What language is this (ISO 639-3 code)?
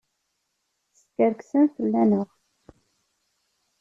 kab